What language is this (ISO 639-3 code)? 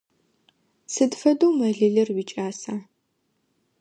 ady